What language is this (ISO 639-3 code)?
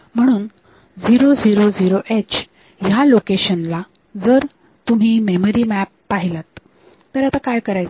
mar